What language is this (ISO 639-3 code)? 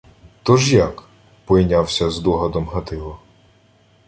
ukr